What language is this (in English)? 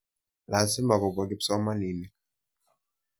Kalenjin